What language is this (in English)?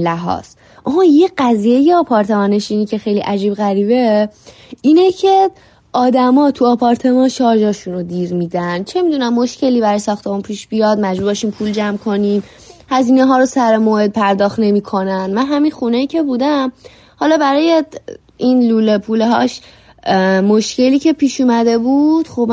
Persian